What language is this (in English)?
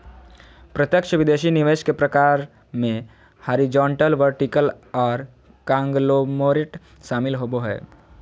Magahi